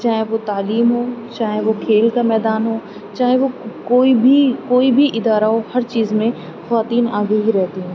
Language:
Urdu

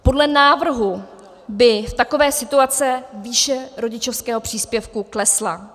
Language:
Czech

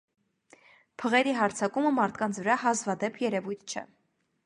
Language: Armenian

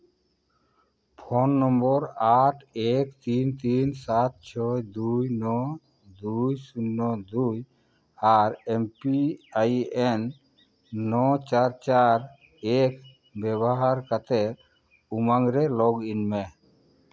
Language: Santali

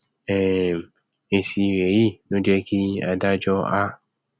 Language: Yoruba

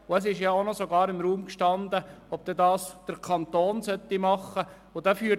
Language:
Swiss German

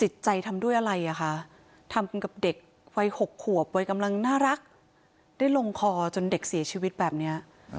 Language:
Thai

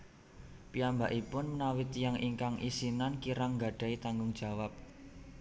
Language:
Javanese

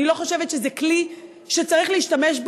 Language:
Hebrew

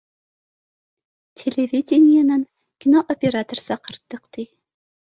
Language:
Bashkir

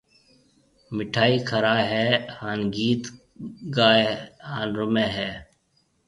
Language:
Marwari (Pakistan)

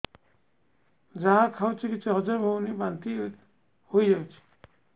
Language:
Odia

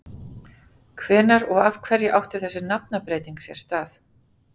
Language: Icelandic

